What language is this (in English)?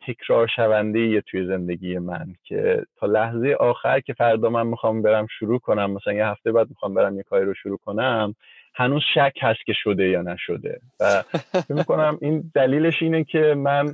Persian